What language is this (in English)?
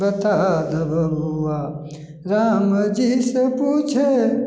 Maithili